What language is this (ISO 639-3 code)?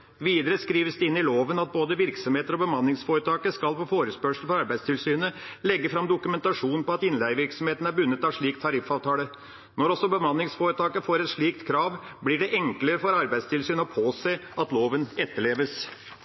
nob